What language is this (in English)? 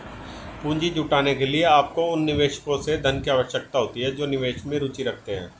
Hindi